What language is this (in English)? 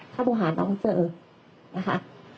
Thai